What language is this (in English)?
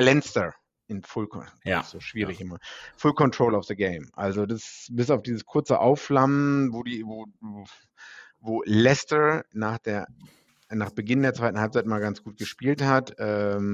German